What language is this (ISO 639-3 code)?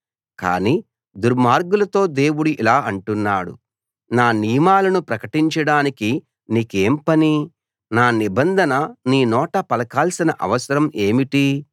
tel